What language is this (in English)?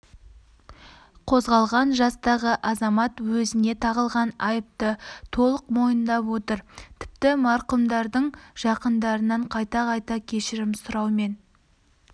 Kazakh